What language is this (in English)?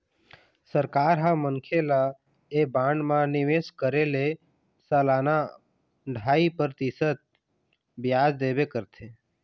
Chhattisgarhi